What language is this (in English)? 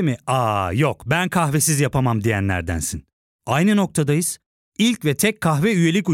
Turkish